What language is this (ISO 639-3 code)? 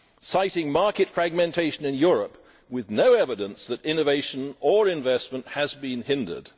eng